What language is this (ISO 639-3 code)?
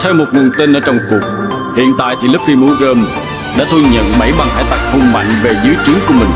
vie